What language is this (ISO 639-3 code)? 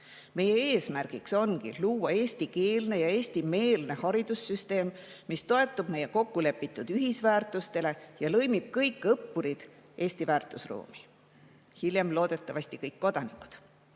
est